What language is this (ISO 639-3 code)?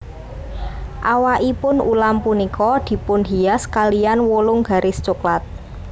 jav